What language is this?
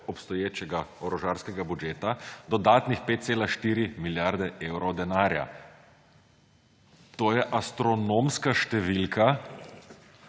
Slovenian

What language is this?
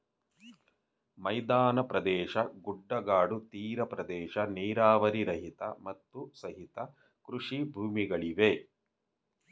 Kannada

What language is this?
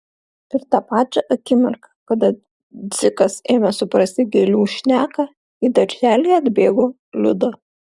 Lithuanian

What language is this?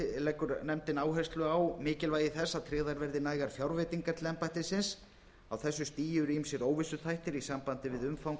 Icelandic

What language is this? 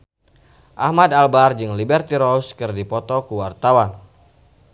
Sundanese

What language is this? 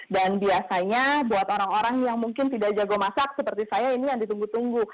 Indonesian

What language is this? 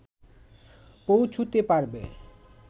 Bangla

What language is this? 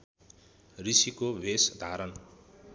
Nepali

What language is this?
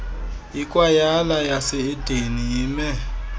Xhosa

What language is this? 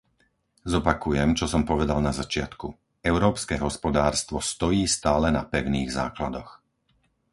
Slovak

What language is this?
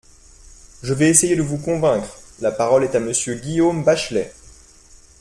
French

